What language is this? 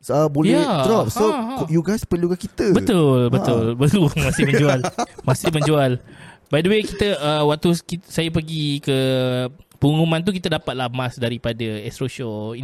Malay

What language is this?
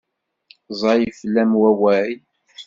Kabyle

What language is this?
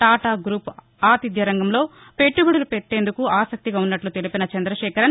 Telugu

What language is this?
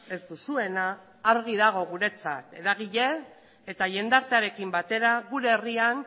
Basque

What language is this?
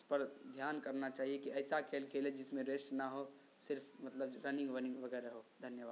Urdu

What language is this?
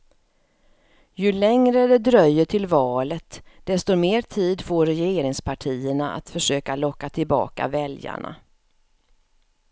Swedish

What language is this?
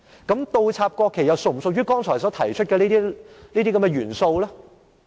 Cantonese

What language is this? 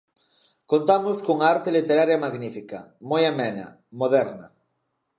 Galician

